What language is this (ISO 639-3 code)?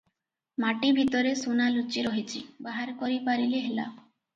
ori